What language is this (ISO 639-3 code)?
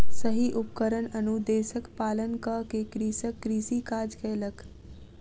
mai